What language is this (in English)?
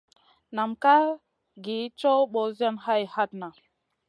Masana